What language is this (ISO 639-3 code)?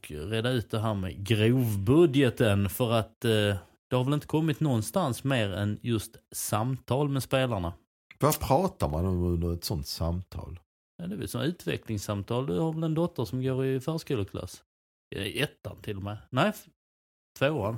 swe